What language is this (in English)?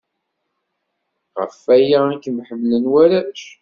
Kabyle